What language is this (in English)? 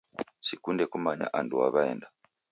Taita